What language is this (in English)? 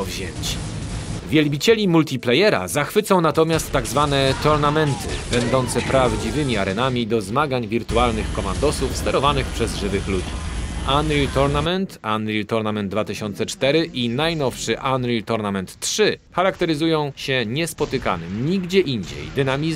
Polish